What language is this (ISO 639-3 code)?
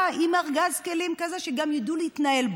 heb